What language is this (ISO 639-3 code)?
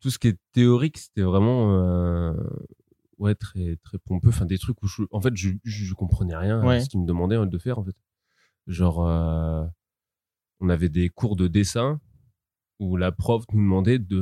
fra